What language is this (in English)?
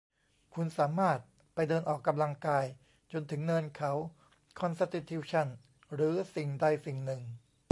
Thai